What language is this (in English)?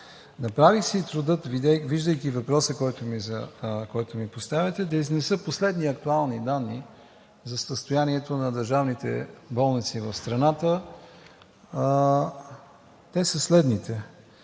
Bulgarian